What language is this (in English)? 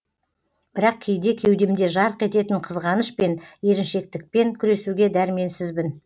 Kazakh